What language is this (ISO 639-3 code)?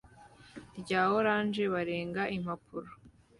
kin